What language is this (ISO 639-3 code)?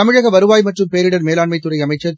tam